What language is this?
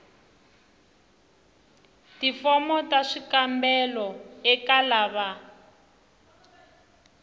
Tsonga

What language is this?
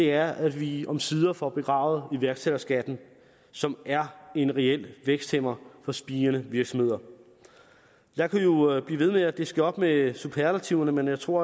Danish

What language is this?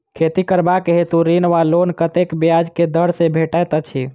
Maithili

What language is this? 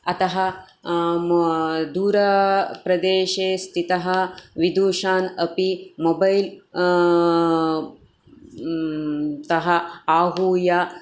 Sanskrit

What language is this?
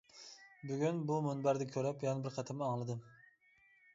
Uyghur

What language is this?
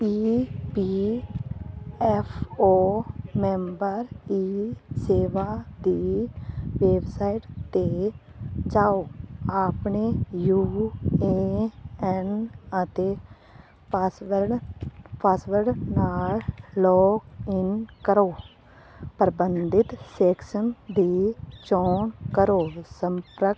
Punjabi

